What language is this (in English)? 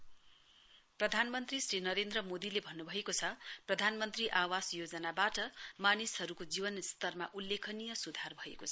Nepali